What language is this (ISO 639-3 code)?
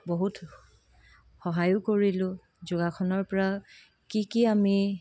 asm